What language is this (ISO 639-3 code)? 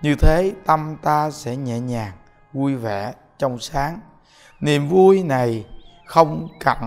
vie